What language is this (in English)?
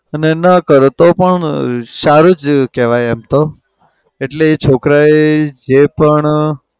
Gujarati